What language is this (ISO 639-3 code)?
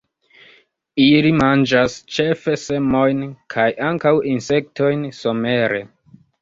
epo